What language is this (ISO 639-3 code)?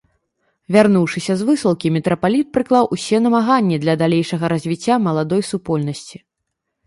bel